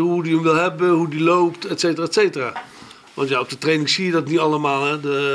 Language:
Dutch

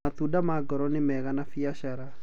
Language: Kikuyu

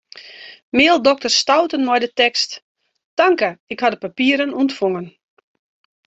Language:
Western Frisian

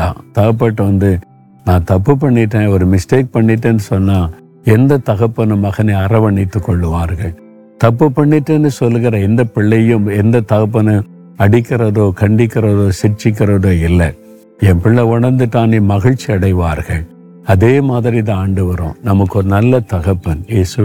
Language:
Tamil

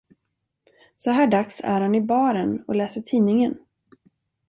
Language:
Swedish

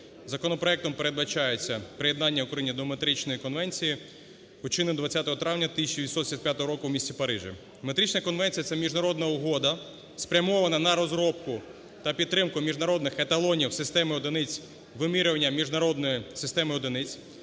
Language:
Ukrainian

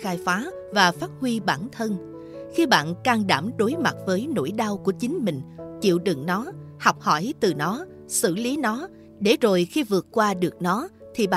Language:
Vietnamese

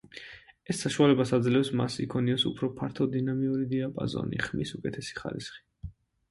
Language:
Georgian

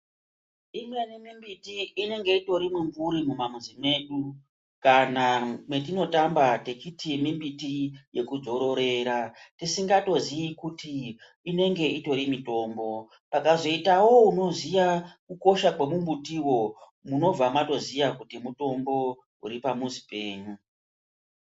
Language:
Ndau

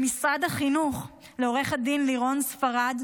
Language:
Hebrew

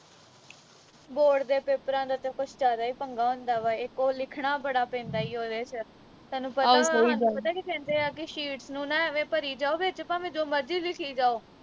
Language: Punjabi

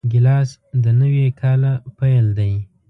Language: Pashto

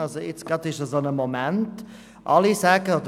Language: Swiss German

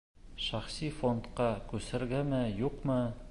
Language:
Bashkir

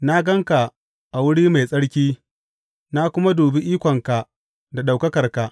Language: Hausa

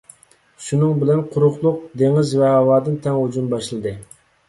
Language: Uyghur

